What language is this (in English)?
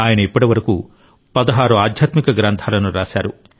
Telugu